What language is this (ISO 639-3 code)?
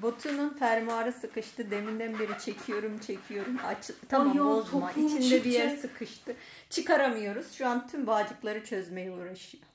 tur